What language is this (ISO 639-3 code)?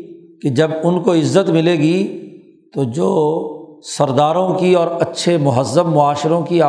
urd